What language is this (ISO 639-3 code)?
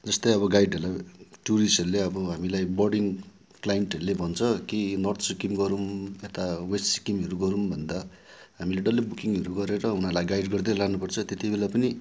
nep